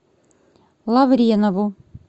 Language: Russian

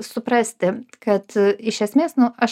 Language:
Lithuanian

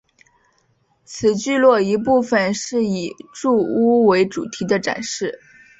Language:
Chinese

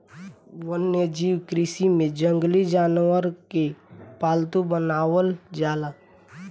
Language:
Bhojpuri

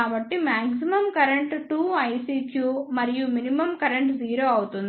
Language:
Telugu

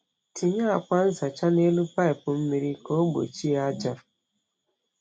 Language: Igbo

